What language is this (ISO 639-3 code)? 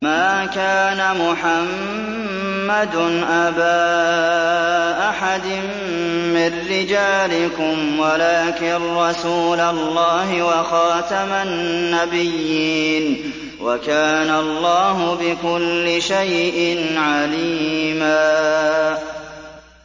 ara